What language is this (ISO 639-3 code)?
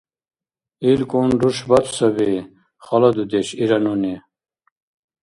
dar